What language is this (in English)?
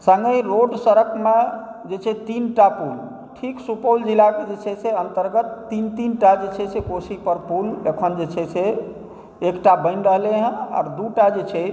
Maithili